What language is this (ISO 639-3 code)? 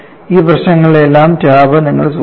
mal